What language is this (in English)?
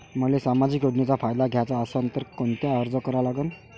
Marathi